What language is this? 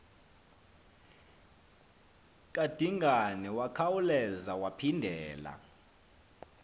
Xhosa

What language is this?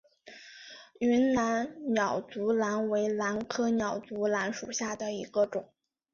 Chinese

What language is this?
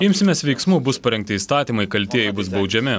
Lithuanian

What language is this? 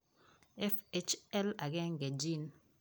Kalenjin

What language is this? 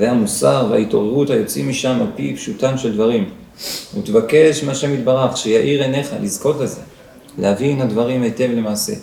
Hebrew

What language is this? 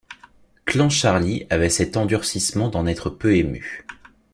French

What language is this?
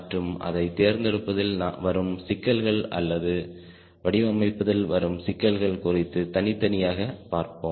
Tamil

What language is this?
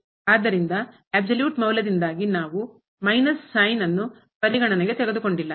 Kannada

